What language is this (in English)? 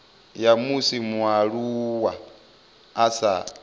Venda